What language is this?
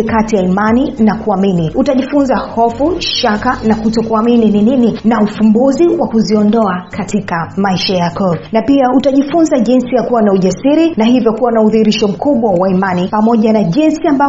Swahili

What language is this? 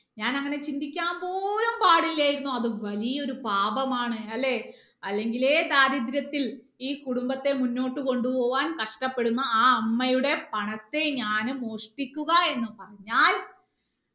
Malayalam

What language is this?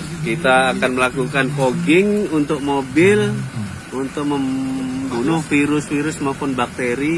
Indonesian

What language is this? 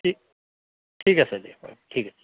Assamese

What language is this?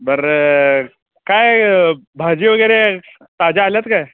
Marathi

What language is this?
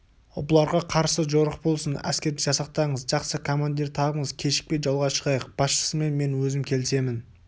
Kazakh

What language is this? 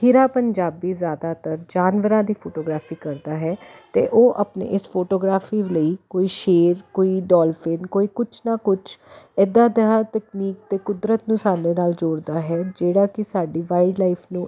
Punjabi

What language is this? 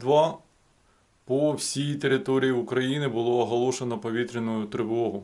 Ukrainian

